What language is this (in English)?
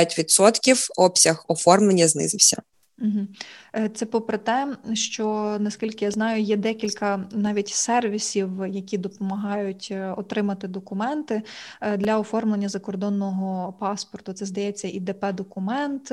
Ukrainian